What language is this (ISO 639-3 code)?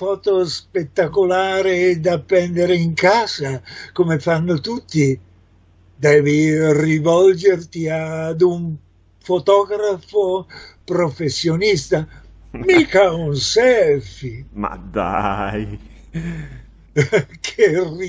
ita